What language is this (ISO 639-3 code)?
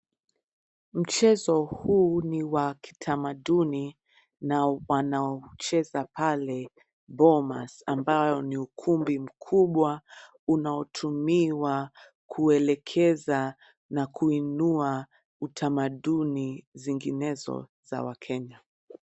swa